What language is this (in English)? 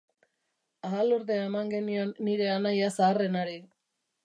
Basque